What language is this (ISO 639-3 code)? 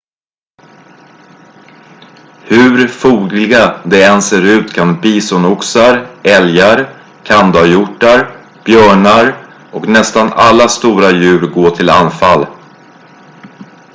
swe